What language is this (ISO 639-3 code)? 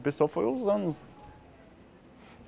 por